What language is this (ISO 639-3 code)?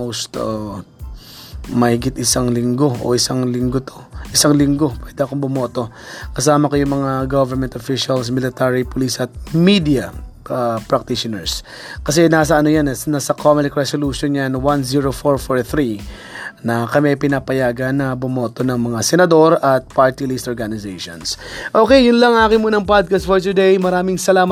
fil